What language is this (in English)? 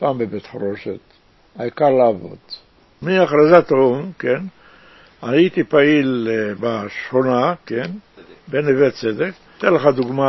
Hebrew